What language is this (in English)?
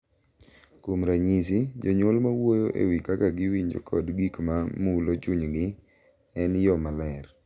Luo (Kenya and Tanzania)